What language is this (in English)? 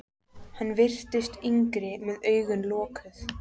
Icelandic